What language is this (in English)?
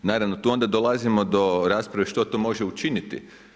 Croatian